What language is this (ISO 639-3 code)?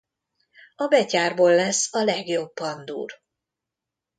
hun